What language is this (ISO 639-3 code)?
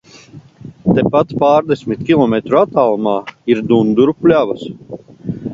lav